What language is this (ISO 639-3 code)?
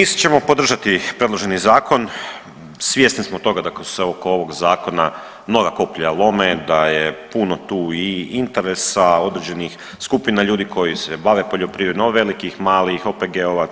hrv